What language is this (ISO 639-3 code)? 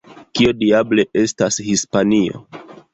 epo